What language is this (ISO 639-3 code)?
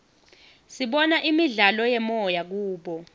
ssw